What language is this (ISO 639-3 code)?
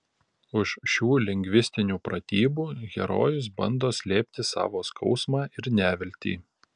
lit